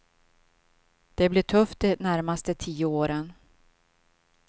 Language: Swedish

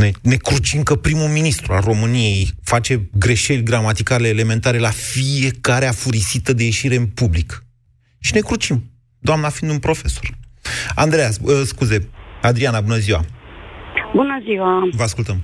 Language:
Romanian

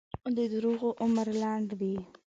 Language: Pashto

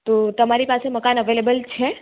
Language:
Gujarati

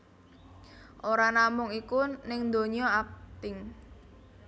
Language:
Javanese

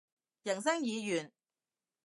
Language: Cantonese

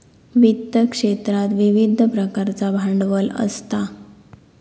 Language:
Marathi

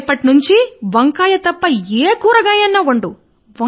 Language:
Telugu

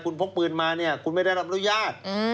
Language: Thai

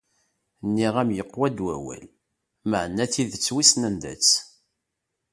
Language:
Kabyle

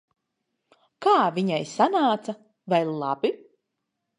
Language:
Latvian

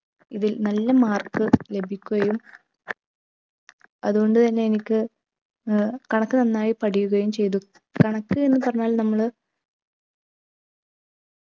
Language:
Malayalam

